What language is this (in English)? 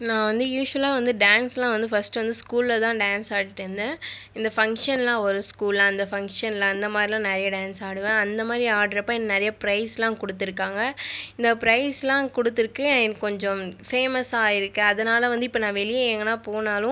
Tamil